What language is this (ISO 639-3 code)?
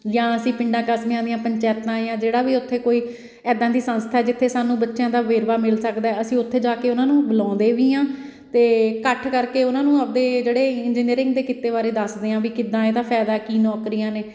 pan